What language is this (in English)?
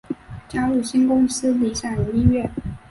Chinese